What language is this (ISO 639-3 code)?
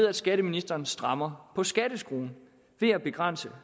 dan